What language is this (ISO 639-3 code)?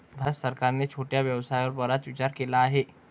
mar